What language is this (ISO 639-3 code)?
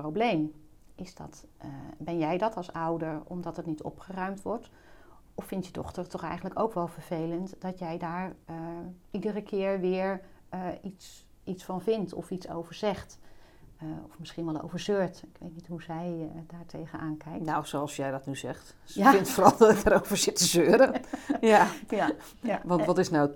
nld